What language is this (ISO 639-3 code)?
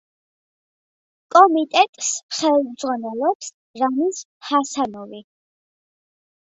kat